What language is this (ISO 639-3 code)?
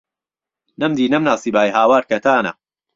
ckb